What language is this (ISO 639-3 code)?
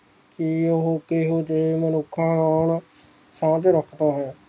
pan